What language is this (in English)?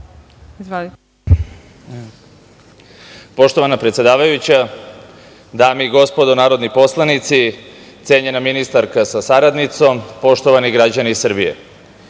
Serbian